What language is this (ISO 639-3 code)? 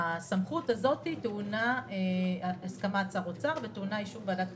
heb